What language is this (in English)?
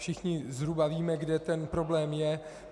Czech